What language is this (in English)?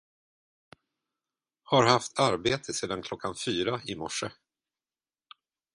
Swedish